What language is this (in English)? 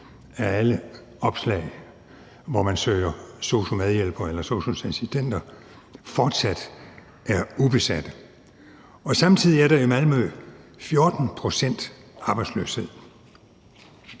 Danish